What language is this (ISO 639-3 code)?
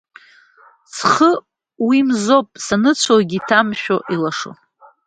abk